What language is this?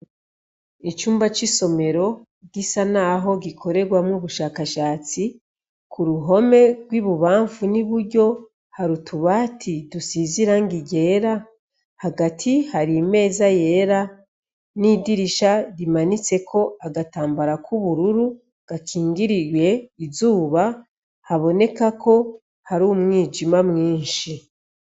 Rundi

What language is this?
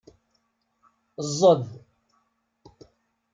Kabyle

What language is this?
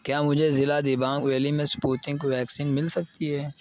Urdu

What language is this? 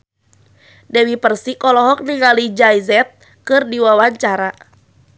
Sundanese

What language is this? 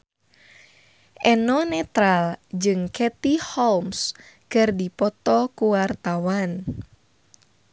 Sundanese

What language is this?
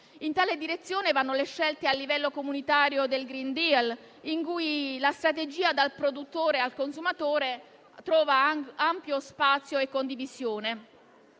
Italian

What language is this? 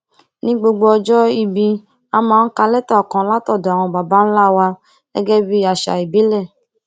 Yoruba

